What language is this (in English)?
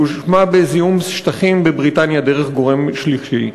Hebrew